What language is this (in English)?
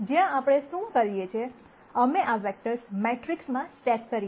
Gujarati